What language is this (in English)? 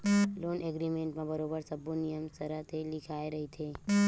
Chhattisgarhi